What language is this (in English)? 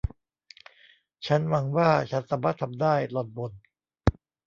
Thai